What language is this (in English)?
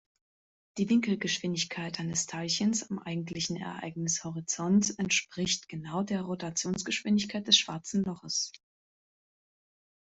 German